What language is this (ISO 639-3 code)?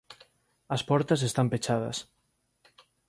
glg